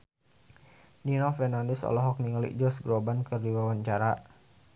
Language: Sundanese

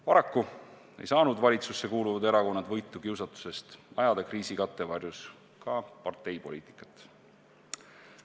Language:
Estonian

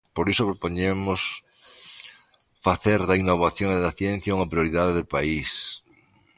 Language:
Galician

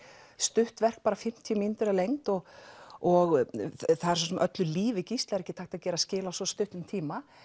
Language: Icelandic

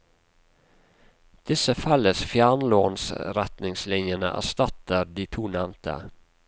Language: Norwegian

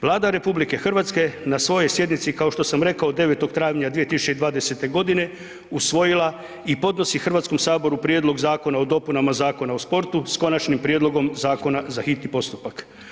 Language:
Croatian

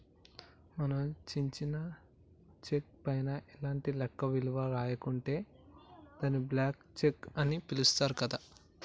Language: Telugu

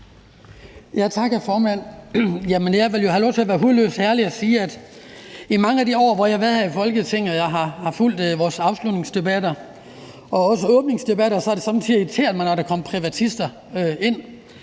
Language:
Danish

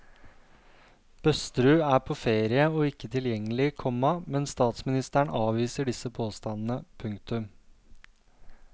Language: Norwegian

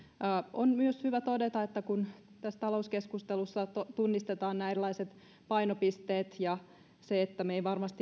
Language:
Finnish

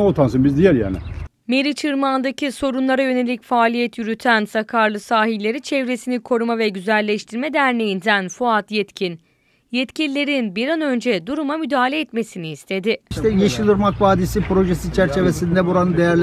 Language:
Turkish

